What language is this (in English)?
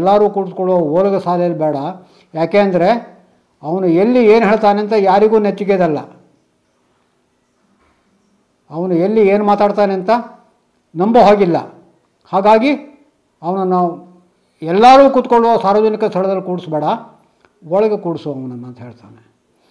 Kannada